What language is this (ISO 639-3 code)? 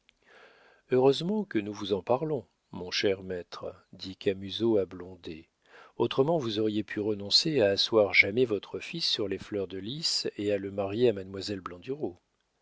fra